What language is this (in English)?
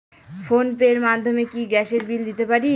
Bangla